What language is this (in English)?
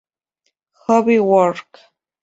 Spanish